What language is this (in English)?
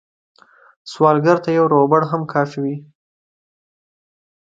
Pashto